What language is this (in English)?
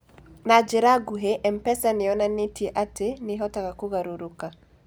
Kikuyu